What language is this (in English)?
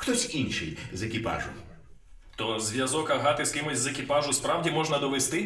Ukrainian